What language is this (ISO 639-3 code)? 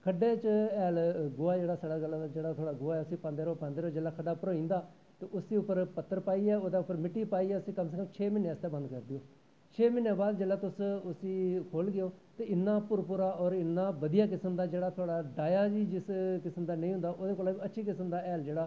doi